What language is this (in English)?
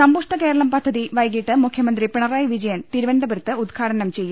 Malayalam